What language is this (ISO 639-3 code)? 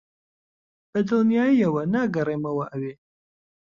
ckb